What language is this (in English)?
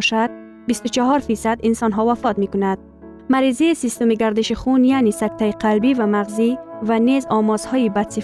Persian